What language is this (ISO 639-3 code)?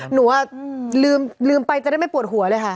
tha